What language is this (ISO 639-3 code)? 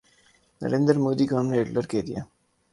urd